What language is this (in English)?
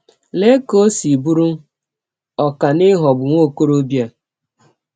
Igbo